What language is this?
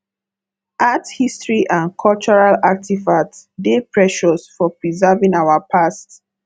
Nigerian Pidgin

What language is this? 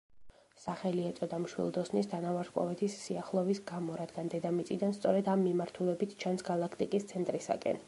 Georgian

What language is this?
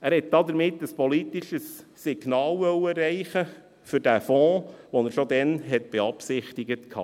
Swiss German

